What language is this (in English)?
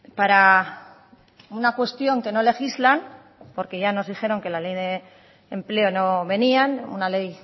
Spanish